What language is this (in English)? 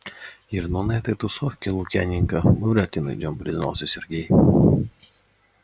Russian